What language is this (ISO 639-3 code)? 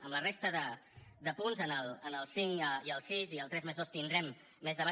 cat